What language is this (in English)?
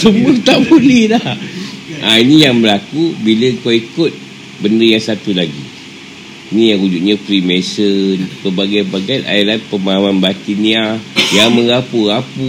Malay